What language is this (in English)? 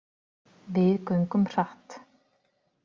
Icelandic